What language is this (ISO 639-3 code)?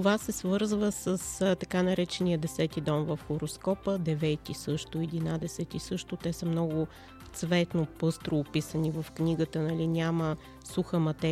bul